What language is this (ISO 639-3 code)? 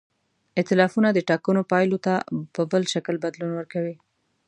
pus